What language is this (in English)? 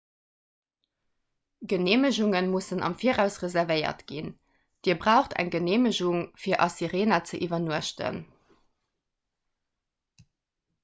Luxembourgish